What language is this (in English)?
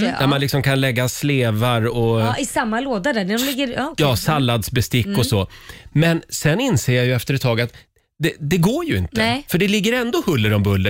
Swedish